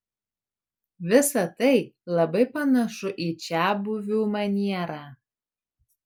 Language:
Lithuanian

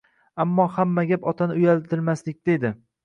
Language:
Uzbek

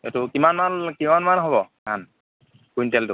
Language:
Assamese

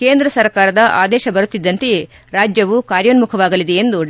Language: Kannada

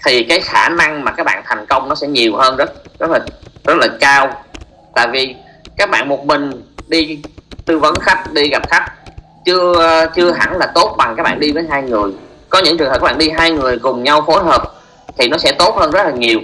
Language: Vietnamese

